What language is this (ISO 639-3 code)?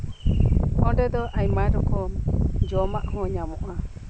sat